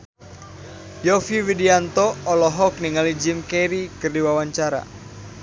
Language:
Sundanese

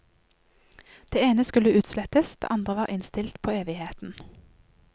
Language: Norwegian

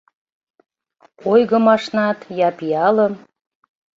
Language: Mari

